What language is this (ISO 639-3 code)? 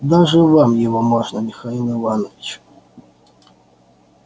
rus